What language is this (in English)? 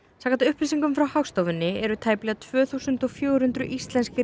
Icelandic